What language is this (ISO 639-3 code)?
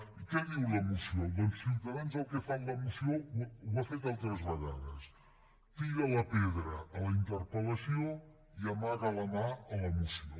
cat